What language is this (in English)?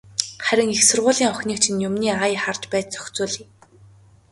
Mongolian